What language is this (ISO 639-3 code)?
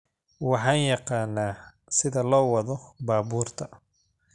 som